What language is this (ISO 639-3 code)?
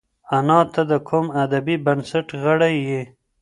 pus